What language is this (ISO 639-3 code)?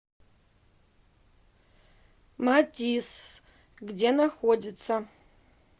rus